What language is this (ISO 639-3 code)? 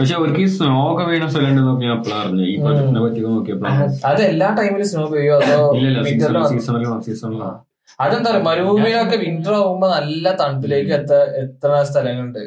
mal